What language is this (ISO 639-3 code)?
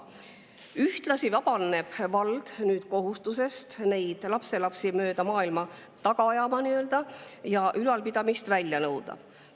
est